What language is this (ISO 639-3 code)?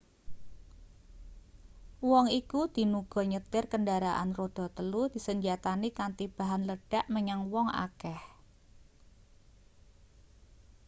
jav